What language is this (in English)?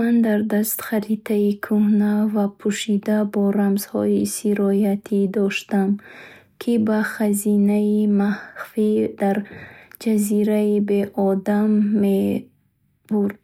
Bukharic